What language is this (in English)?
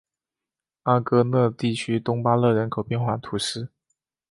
Chinese